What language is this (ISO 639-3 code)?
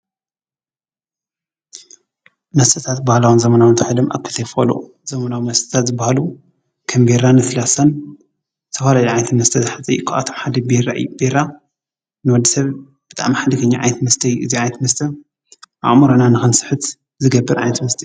tir